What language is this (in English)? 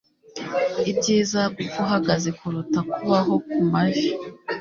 Kinyarwanda